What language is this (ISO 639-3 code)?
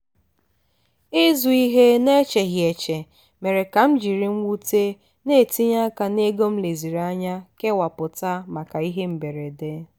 ibo